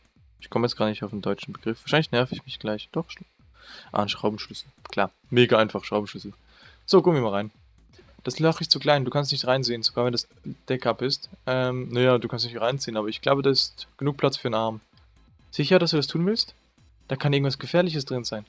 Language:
German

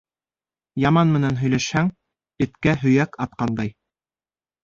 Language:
Bashkir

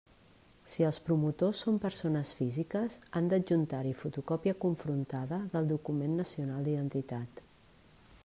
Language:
Catalan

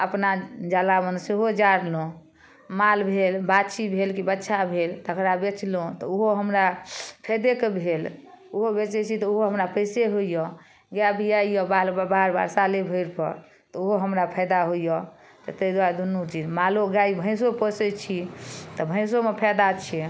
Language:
Maithili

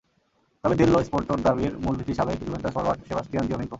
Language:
Bangla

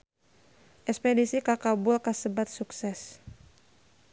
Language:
Sundanese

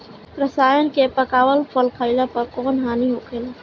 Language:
Bhojpuri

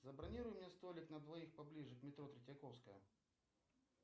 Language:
Russian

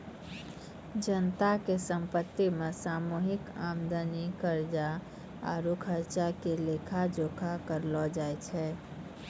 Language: Maithili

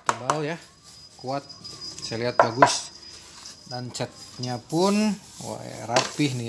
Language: Indonesian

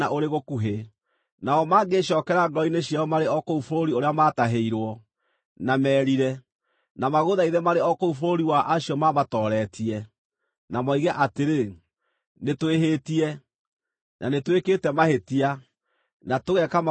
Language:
Kikuyu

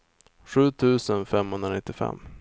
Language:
Swedish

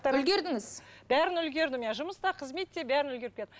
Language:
Kazakh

